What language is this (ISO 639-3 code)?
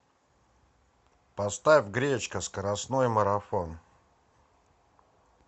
rus